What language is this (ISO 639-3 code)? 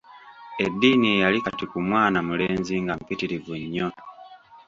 lug